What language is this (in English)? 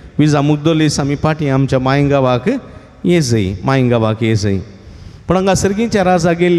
Marathi